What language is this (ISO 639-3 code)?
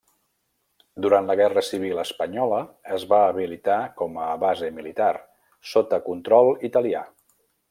cat